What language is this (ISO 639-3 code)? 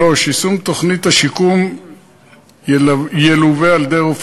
heb